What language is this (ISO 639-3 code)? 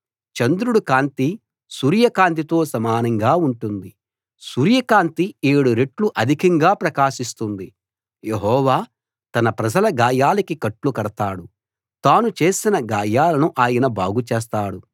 tel